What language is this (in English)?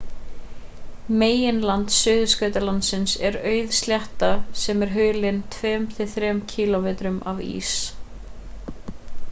Icelandic